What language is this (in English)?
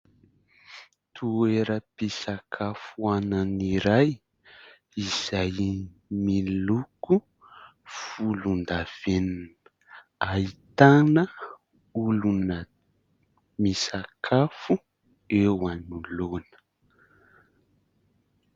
Malagasy